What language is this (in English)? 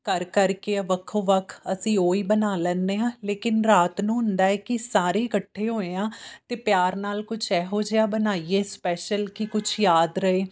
Punjabi